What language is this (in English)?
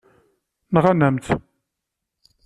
Kabyle